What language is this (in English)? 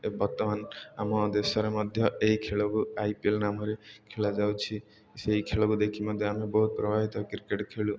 Odia